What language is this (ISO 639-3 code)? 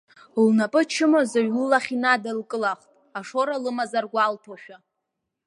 abk